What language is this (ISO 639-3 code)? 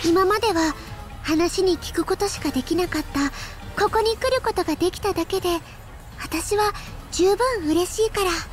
jpn